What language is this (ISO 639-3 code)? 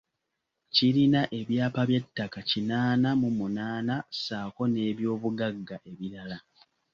lug